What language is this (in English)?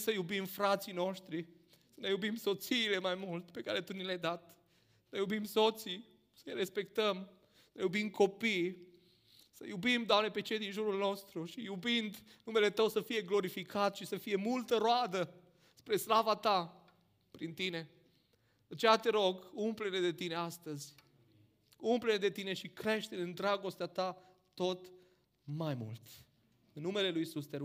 Romanian